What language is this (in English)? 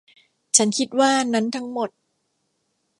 Thai